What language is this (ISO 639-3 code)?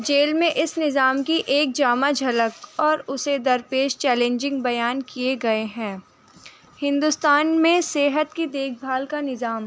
urd